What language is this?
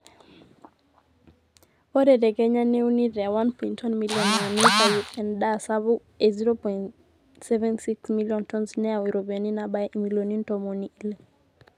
Masai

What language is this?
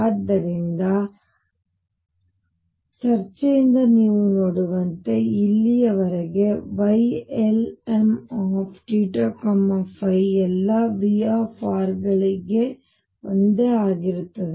Kannada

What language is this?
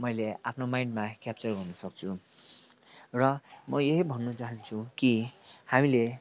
Nepali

